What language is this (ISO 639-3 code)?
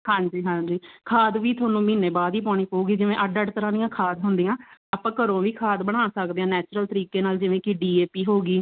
pan